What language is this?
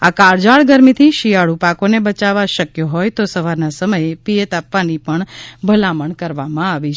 Gujarati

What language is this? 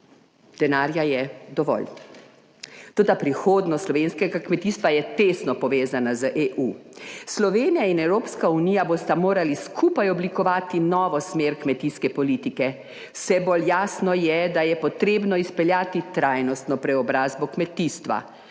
Slovenian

